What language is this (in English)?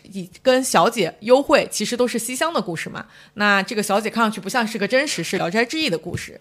Chinese